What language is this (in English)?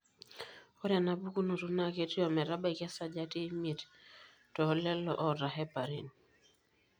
Masai